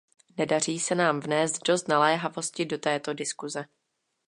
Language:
Czech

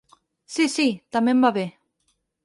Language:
Catalan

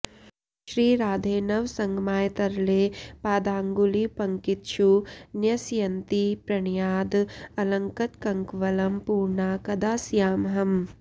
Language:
Sanskrit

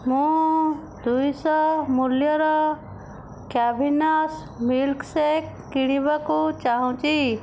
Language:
Odia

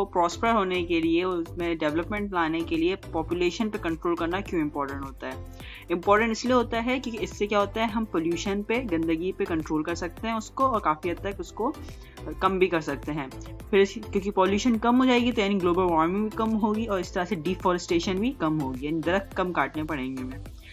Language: Hindi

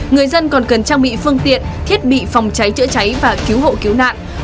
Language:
Vietnamese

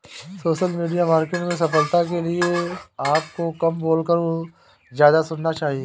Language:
Hindi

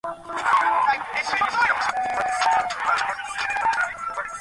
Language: Bangla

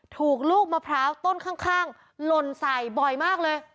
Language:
Thai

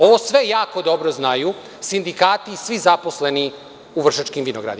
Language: Serbian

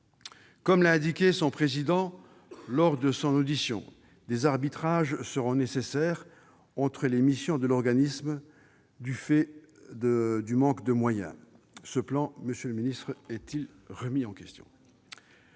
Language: French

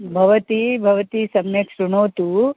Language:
Sanskrit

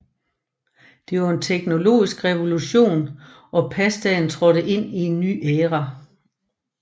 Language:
Danish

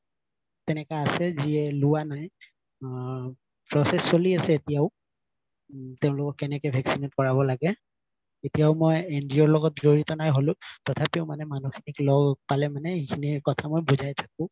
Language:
Assamese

